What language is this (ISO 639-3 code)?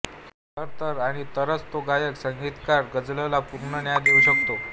mar